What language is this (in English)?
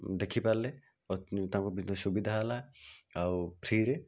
Odia